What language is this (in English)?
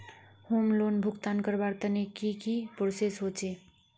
Magahi